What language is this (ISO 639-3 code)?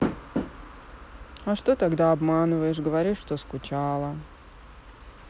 rus